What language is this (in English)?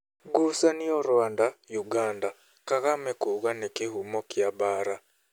Kikuyu